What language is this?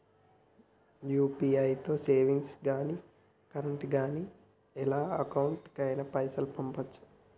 Telugu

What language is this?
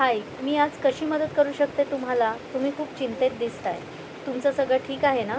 Marathi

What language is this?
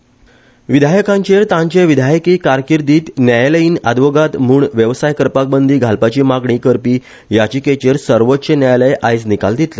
Konkani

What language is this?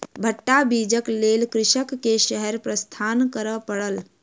Maithili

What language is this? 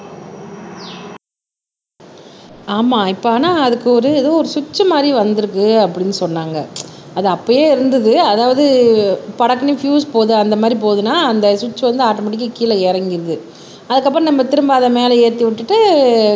Tamil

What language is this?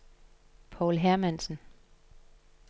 Danish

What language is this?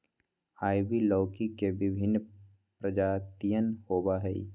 Magahi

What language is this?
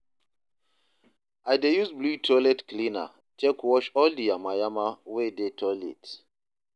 Nigerian Pidgin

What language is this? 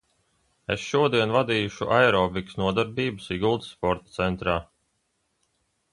Latvian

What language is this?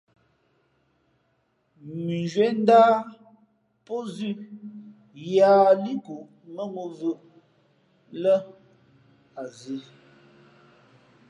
Fe'fe'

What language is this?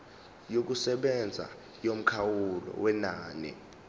Zulu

